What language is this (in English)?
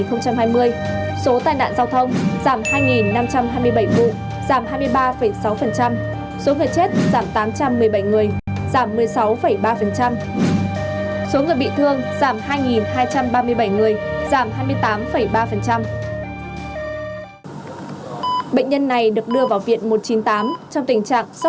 Vietnamese